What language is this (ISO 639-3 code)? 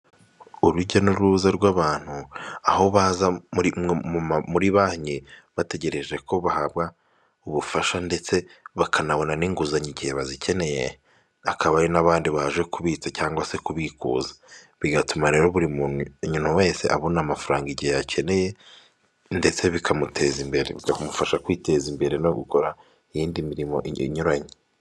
kin